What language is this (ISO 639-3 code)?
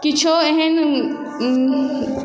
mai